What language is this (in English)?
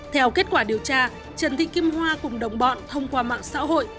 Vietnamese